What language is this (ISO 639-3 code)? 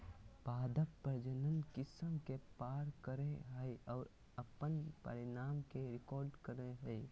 mag